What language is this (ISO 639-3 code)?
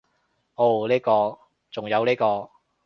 yue